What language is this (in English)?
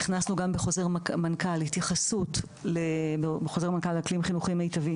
Hebrew